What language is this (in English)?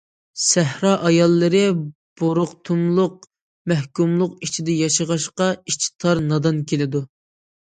Uyghur